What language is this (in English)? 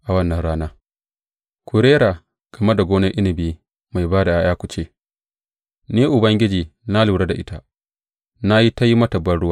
Hausa